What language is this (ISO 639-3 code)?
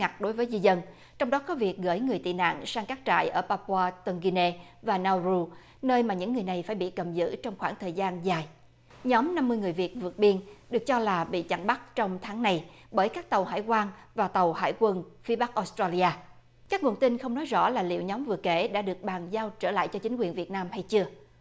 vie